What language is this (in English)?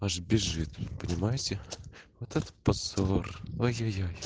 Russian